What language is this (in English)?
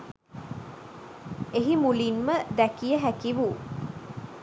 Sinhala